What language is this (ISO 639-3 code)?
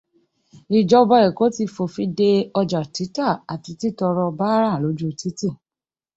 yor